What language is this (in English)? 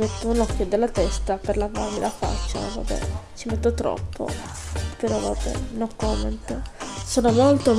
Italian